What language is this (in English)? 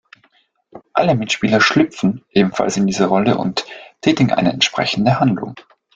German